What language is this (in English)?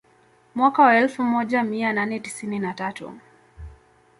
Swahili